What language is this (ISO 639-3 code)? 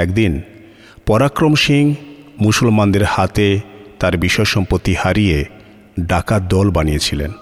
ben